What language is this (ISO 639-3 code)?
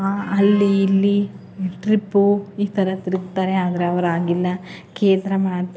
kan